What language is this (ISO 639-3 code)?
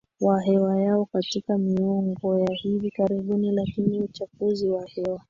swa